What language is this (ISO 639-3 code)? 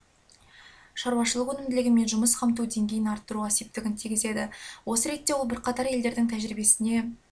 kaz